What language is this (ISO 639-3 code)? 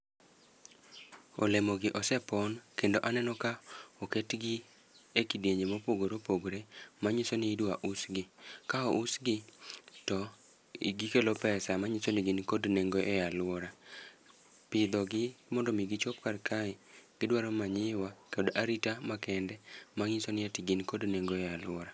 luo